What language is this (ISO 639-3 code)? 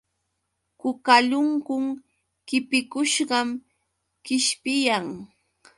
qux